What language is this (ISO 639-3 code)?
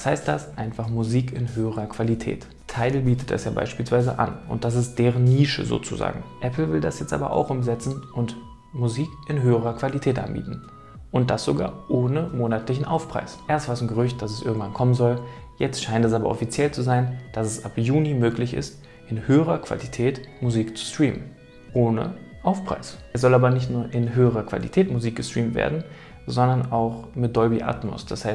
deu